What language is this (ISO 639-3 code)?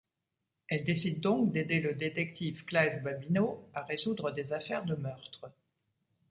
fra